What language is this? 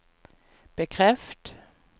Norwegian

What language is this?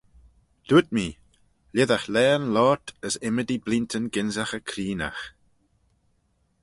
Manx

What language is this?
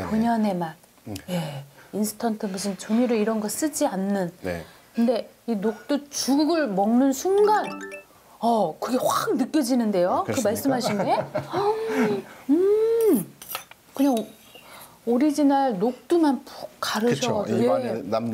Korean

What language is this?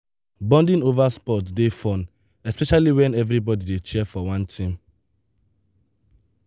Nigerian Pidgin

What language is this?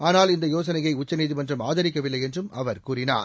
Tamil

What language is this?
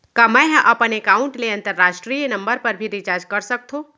Chhattisgarhi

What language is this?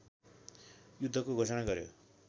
Nepali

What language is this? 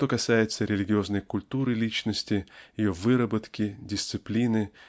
Russian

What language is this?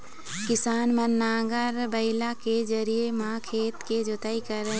Chhattisgarhi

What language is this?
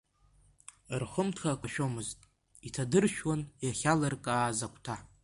Abkhazian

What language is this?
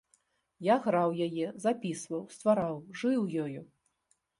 Belarusian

